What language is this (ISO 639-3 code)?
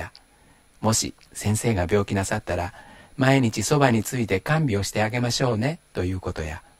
jpn